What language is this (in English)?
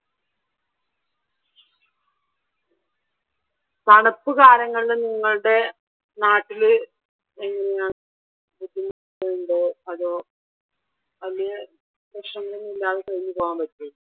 Malayalam